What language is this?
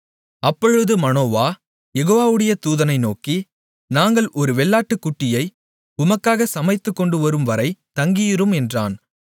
Tamil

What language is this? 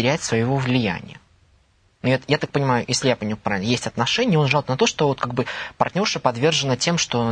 Russian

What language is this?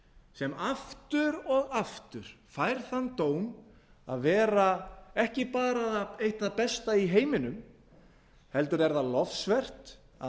Icelandic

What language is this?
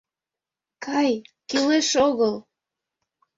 Mari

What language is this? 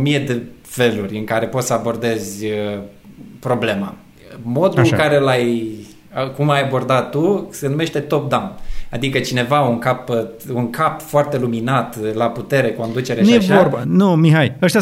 Romanian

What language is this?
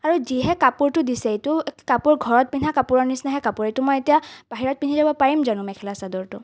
Assamese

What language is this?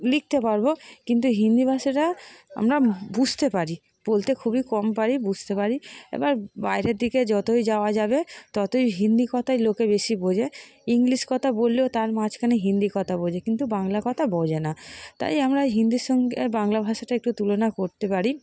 Bangla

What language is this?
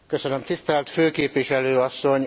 Hungarian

